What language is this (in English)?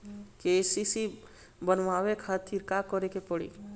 Bhojpuri